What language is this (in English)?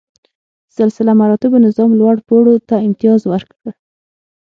Pashto